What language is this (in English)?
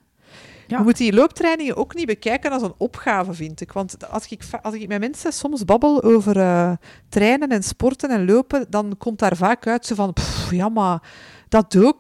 Dutch